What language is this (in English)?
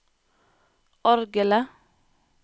Norwegian